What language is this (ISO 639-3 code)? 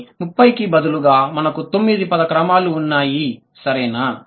tel